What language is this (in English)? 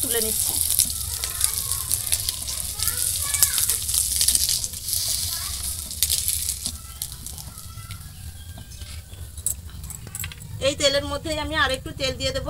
Romanian